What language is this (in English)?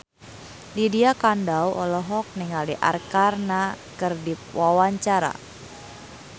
Sundanese